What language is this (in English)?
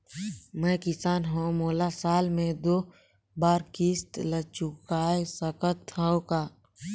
Chhattisgarhi